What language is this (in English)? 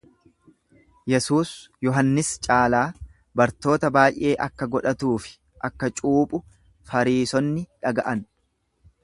Oromo